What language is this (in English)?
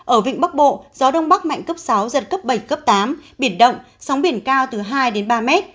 Vietnamese